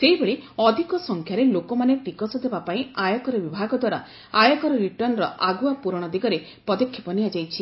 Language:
Odia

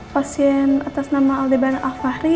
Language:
Indonesian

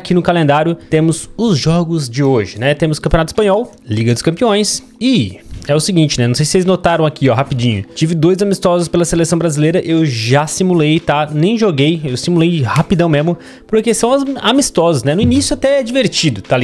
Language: Portuguese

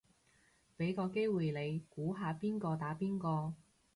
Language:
Cantonese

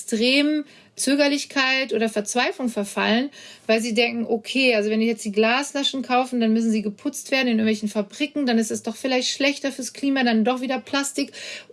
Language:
German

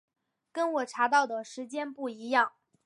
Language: Chinese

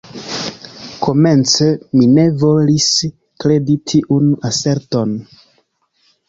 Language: Esperanto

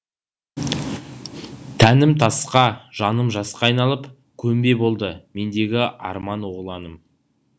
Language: Kazakh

